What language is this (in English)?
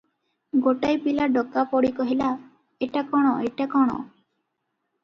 Odia